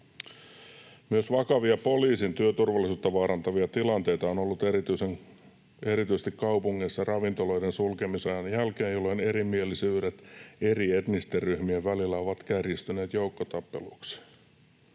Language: Finnish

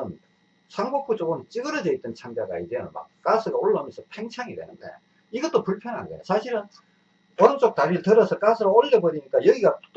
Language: Korean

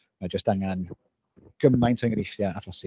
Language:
Welsh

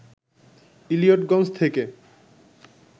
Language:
Bangla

